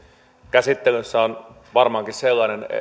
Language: Finnish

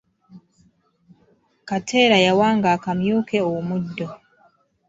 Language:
Ganda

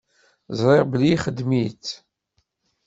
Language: Kabyle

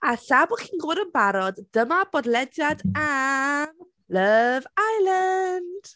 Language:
Welsh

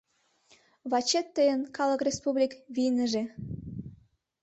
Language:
Mari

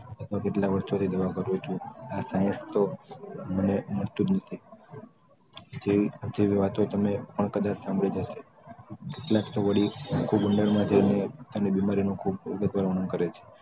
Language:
Gujarati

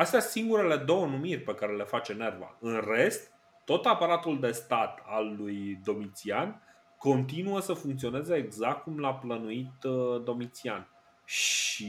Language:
Romanian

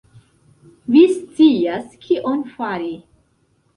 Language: Esperanto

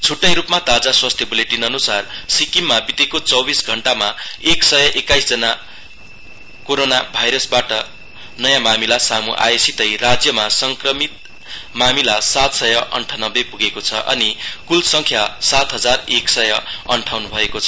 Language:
Nepali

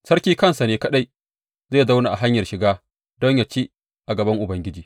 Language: Hausa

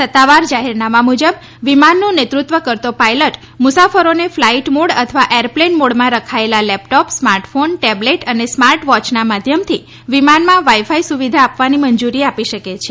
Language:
Gujarati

